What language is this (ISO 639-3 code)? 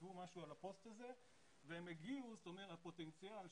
heb